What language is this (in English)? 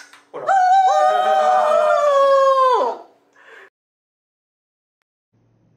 Japanese